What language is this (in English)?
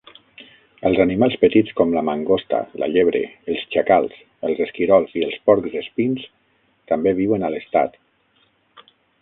Catalan